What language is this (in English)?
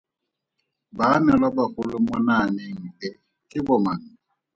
Tswana